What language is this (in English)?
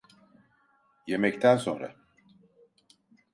Turkish